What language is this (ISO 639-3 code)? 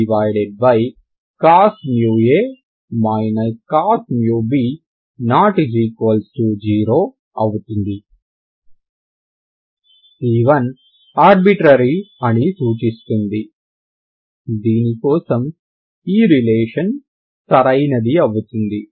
tel